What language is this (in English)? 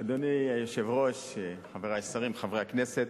Hebrew